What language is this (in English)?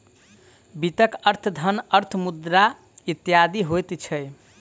Maithili